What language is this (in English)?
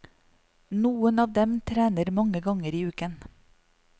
Norwegian